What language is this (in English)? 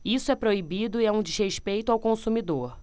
Portuguese